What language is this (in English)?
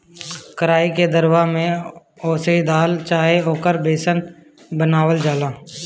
Bhojpuri